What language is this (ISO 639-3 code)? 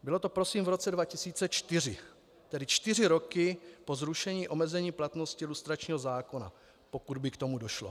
ces